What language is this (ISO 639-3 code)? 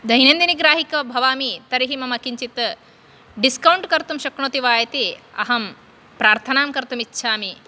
san